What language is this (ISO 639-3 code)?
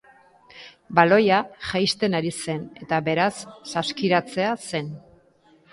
eus